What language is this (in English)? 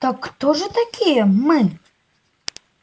Russian